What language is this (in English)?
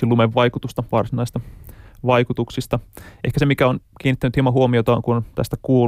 Finnish